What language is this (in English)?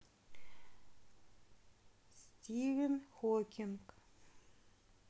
Russian